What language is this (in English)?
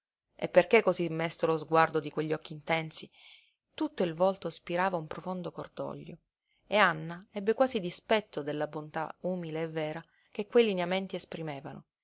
Italian